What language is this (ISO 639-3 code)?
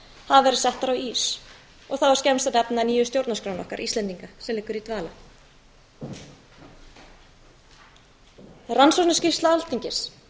isl